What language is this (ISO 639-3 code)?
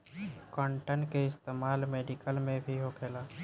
bho